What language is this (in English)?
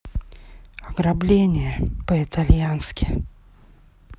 Russian